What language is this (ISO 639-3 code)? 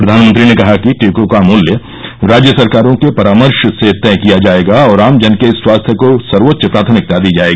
hin